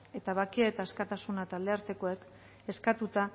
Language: Basque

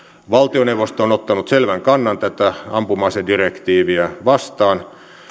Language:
Finnish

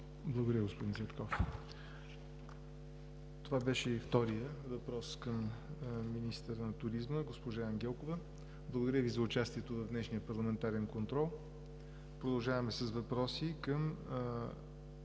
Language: Bulgarian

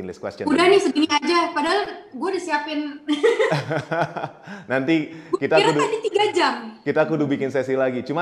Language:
Indonesian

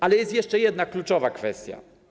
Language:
Polish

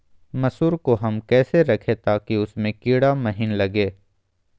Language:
Magahi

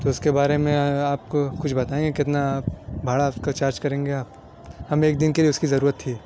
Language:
Urdu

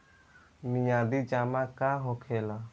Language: Bhojpuri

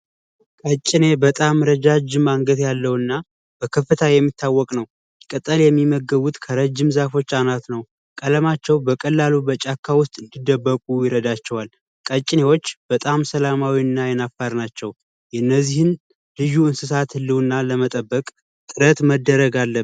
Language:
Amharic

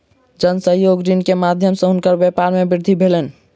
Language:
Maithili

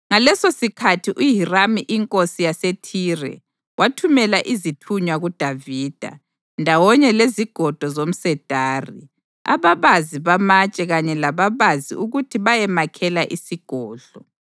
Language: North Ndebele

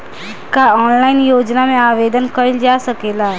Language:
Bhojpuri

